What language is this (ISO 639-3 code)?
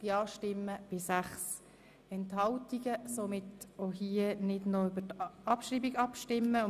gsw